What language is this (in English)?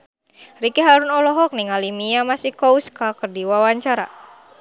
Sundanese